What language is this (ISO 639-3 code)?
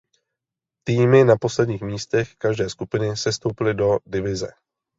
ces